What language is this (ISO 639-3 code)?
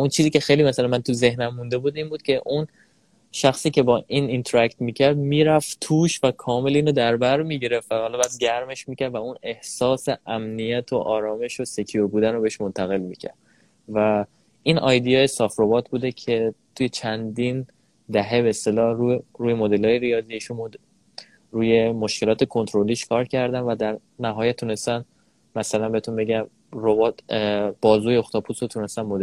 fas